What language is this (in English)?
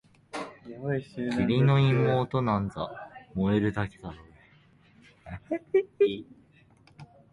Japanese